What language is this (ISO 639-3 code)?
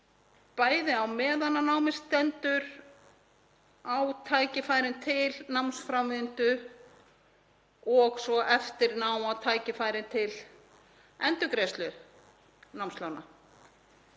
isl